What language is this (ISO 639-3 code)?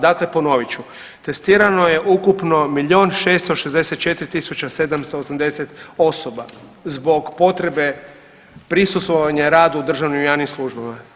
hrv